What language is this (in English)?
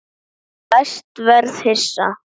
Icelandic